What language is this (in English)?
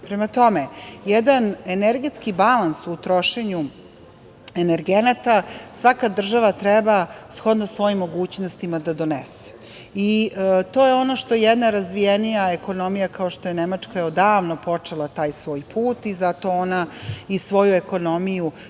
Serbian